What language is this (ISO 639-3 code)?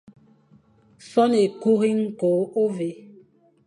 fan